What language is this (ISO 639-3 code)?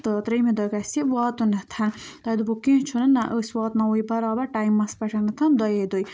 kas